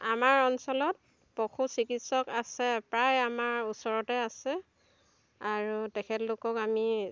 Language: Assamese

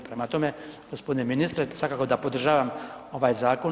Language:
Croatian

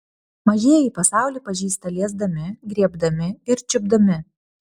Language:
Lithuanian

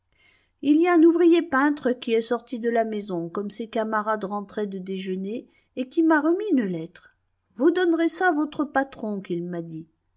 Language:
French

